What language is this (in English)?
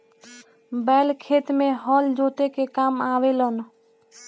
Bhojpuri